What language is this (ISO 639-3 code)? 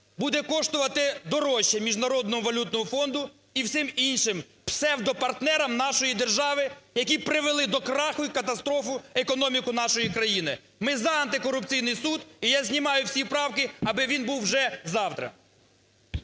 ukr